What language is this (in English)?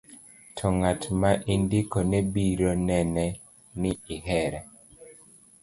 Luo (Kenya and Tanzania)